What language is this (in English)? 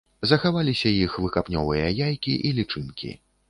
Belarusian